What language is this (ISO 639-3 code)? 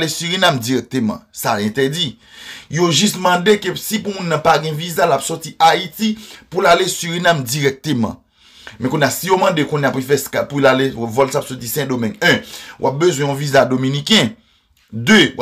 fra